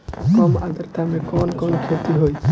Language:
Bhojpuri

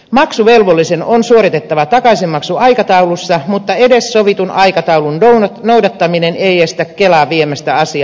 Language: Finnish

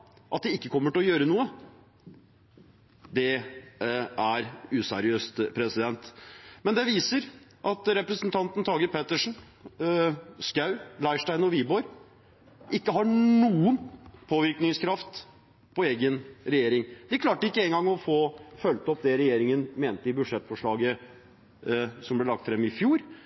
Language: Norwegian Bokmål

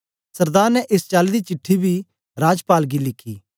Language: Dogri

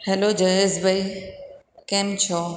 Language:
Gujarati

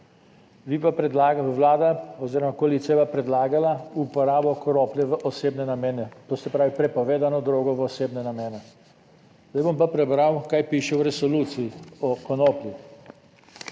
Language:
Slovenian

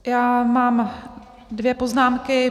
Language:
Czech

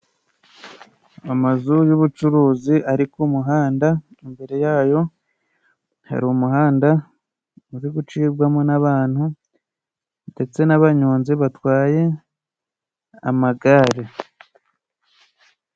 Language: Kinyarwanda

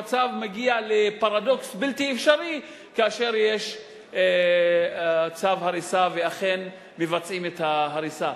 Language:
Hebrew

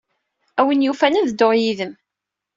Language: Kabyle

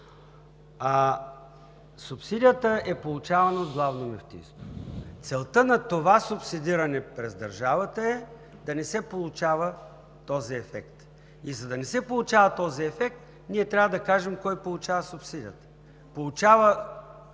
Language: Bulgarian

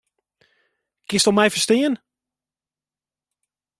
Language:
Western Frisian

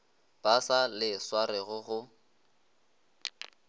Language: Northern Sotho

